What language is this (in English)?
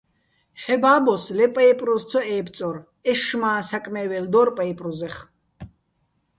Bats